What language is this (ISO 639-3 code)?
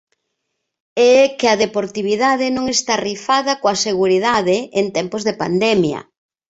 glg